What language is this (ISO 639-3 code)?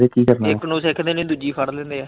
pan